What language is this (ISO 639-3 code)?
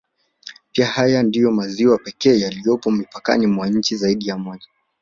swa